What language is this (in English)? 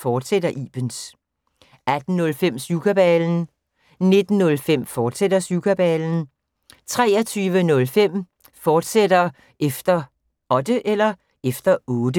Danish